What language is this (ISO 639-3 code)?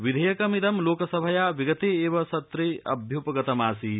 san